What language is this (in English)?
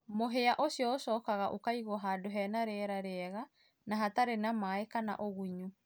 Kikuyu